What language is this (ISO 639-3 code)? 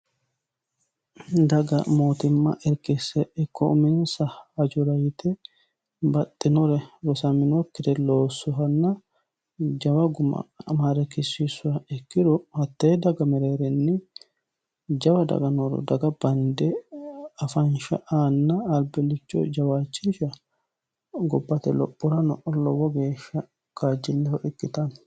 sid